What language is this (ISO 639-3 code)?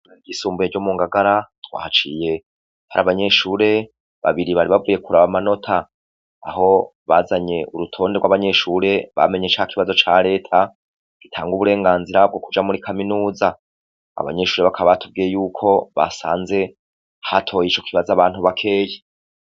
run